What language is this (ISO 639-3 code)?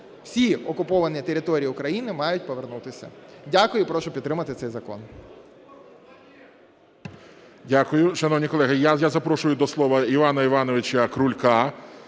ukr